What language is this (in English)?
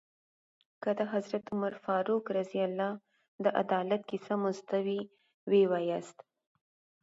Pashto